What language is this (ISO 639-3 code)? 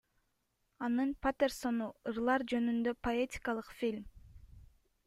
kir